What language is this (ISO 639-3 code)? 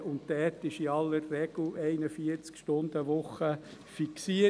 gsw